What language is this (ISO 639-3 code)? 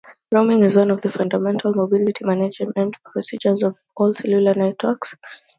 eng